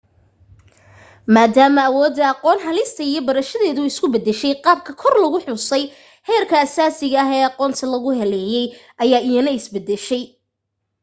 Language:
Somali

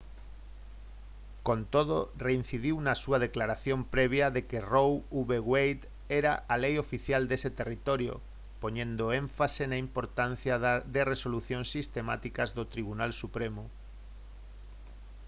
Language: Galician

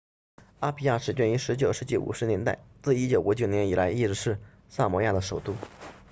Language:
Chinese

